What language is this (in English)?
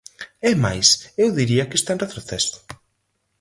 Galician